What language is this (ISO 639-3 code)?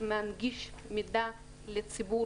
heb